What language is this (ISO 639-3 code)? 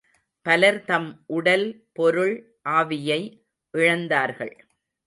tam